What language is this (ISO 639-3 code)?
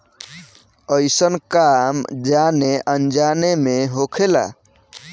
bho